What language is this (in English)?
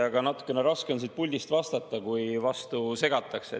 Estonian